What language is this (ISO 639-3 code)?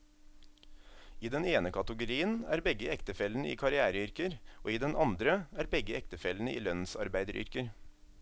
nor